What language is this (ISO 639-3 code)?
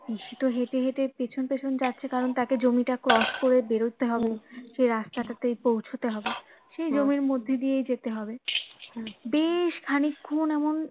ben